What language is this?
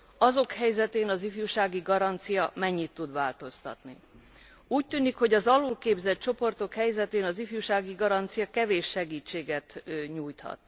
Hungarian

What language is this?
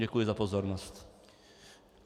Czech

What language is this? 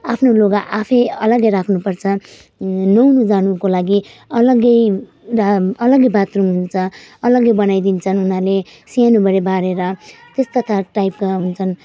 Nepali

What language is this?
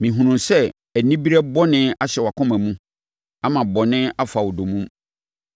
Akan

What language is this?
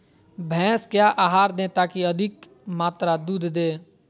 Magahi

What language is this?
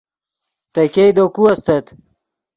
Yidgha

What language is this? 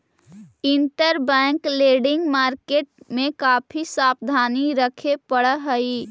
Magahi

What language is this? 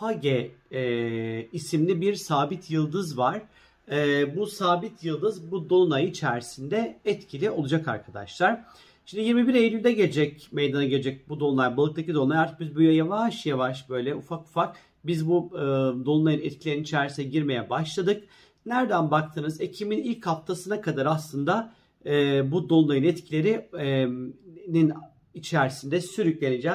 Turkish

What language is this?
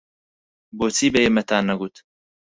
Central Kurdish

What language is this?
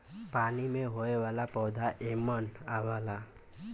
Bhojpuri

